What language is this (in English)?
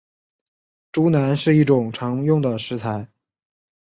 Chinese